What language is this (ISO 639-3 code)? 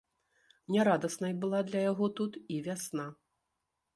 bel